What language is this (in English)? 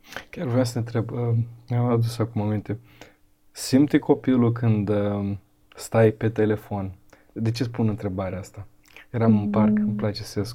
Romanian